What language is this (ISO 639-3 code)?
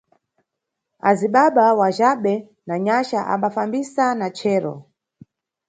nyu